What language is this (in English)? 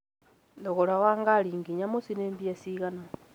Kikuyu